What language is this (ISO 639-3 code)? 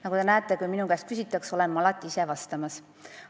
est